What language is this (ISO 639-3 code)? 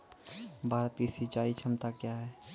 mai